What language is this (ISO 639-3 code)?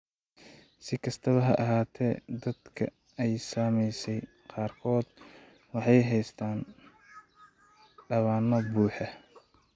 som